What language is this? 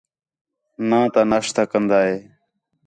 Khetrani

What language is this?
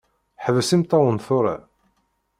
Kabyle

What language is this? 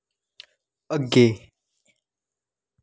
Dogri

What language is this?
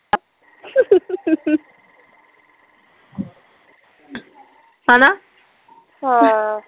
Punjabi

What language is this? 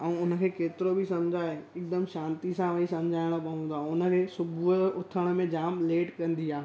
Sindhi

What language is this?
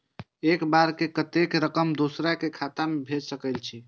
Maithili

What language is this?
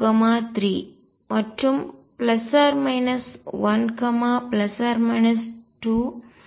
Tamil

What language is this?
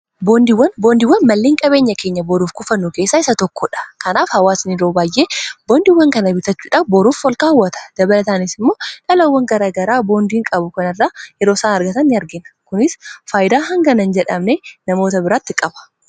Oromo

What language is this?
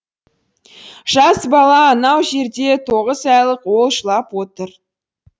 Kazakh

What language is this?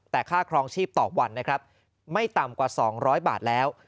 Thai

